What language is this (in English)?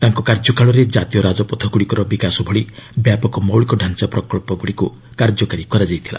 Odia